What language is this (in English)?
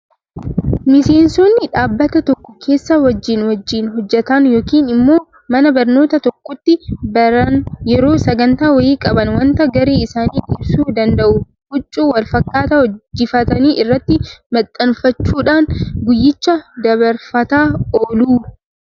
Oromo